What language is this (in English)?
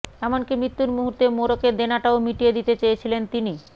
Bangla